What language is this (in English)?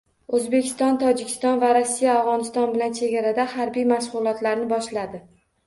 Uzbek